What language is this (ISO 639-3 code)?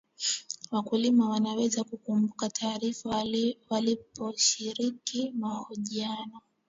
swa